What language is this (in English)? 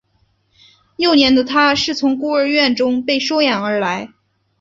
Chinese